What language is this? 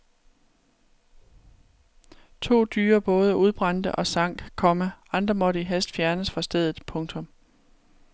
Danish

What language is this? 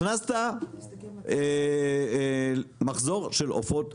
Hebrew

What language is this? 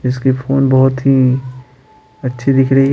Hindi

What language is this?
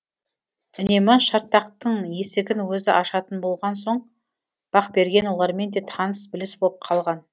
Kazakh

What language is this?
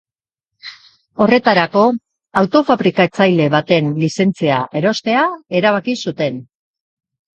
Basque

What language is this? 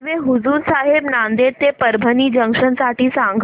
Marathi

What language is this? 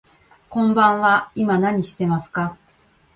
Japanese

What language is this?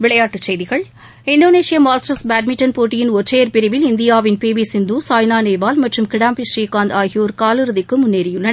Tamil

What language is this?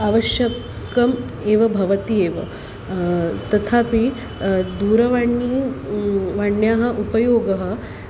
Sanskrit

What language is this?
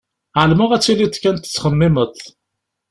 Kabyle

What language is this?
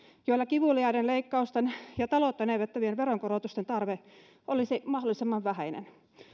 Finnish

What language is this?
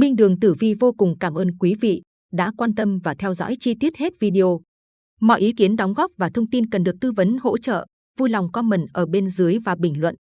Vietnamese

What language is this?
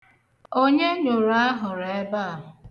Igbo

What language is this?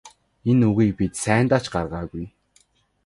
Mongolian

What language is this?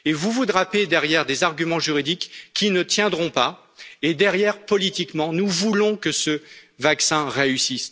French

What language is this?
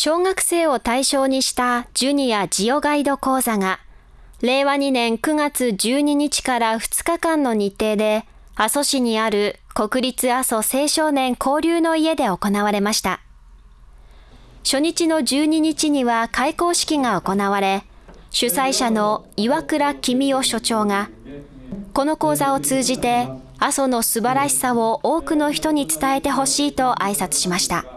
Japanese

